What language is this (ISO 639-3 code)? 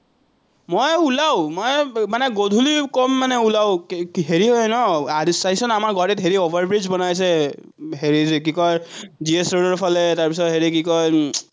asm